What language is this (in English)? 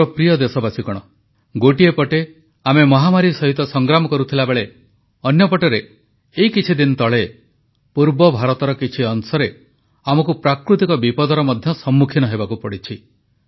Odia